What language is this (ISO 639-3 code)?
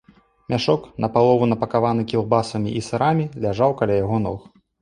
bel